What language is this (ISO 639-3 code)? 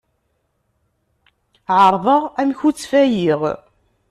kab